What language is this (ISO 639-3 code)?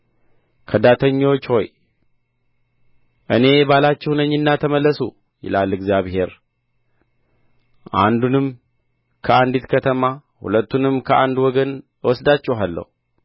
amh